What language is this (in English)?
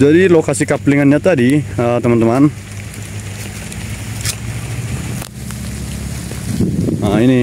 Indonesian